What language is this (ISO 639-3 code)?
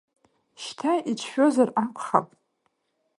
abk